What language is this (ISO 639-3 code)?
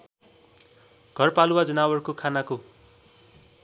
nep